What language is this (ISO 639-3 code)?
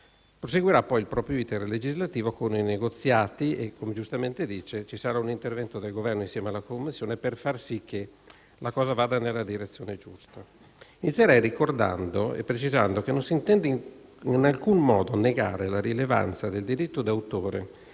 ita